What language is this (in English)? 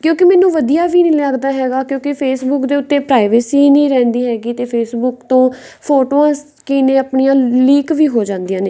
Punjabi